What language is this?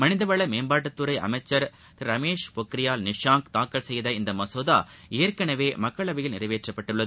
Tamil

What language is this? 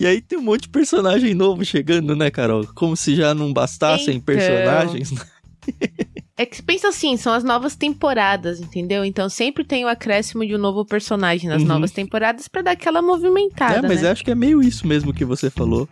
Portuguese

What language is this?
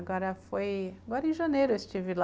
Portuguese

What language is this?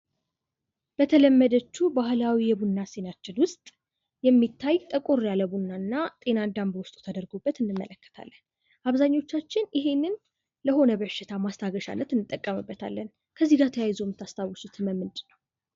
Amharic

